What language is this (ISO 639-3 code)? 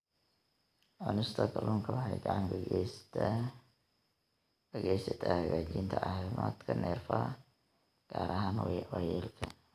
som